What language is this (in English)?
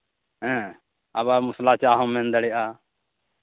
Santali